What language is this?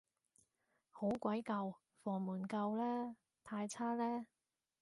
Cantonese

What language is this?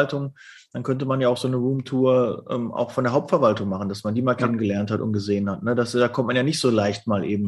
German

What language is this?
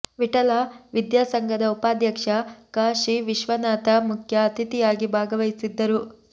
Kannada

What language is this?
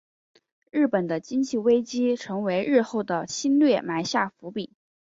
Chinese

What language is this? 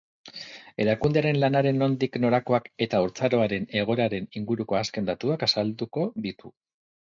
Basque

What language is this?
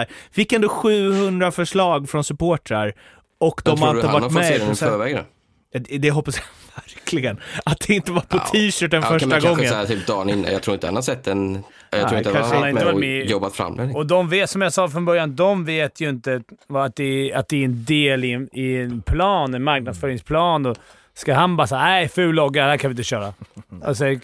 Swedish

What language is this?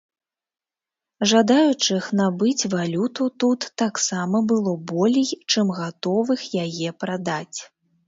Belarusian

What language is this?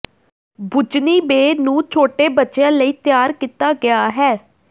Punjabi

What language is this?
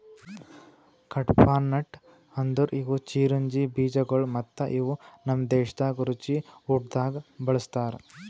Kannada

